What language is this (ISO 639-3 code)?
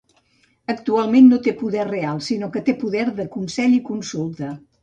cat